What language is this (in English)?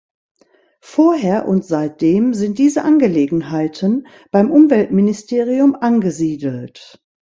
German